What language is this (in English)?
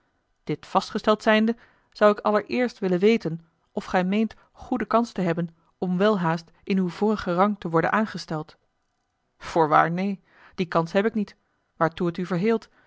Dutch